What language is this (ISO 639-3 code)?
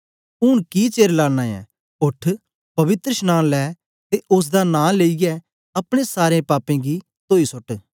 doi